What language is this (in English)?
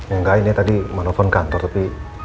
Indonesian